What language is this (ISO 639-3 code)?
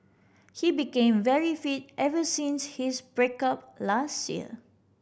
eng